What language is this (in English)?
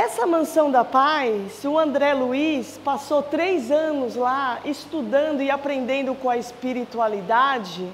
Portuguese